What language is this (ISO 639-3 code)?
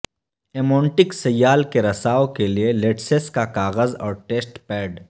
urd